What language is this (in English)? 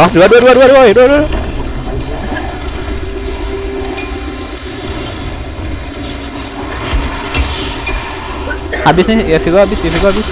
Indonesian